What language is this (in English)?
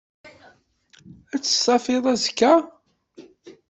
Kabyle